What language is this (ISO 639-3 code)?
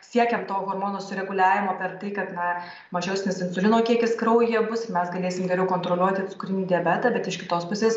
lit